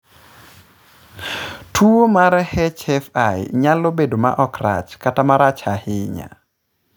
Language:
Luo (Kenya and Tanzania)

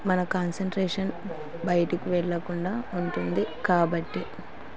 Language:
Telugu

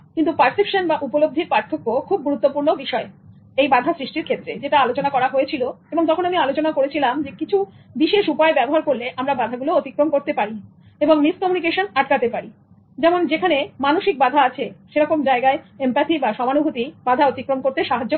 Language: Bangla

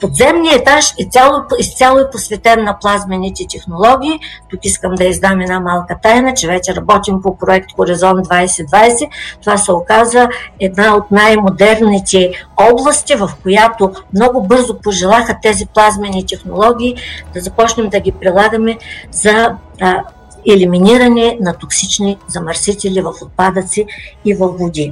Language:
Bulgarian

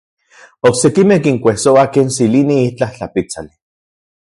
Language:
Central Puebla Nahuatl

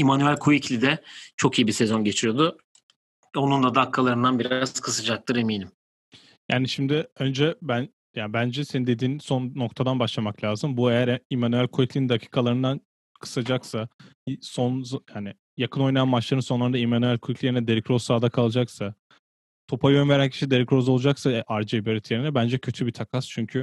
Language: Turkish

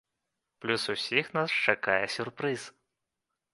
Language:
Belarusian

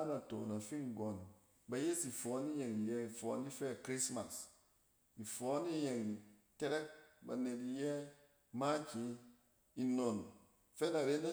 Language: Cen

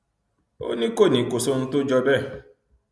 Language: Yoruba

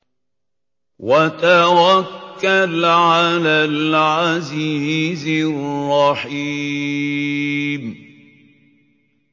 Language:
Arabic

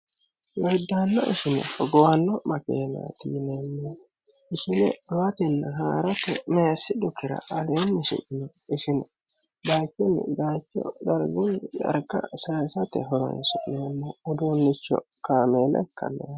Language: Sidamo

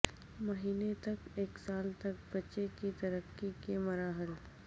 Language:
Urdu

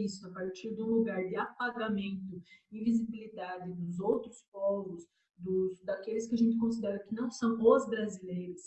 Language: Portuguese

